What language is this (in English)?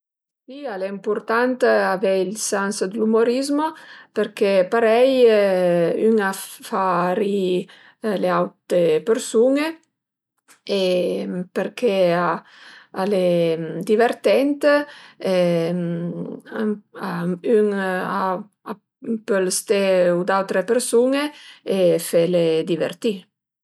Piedmontese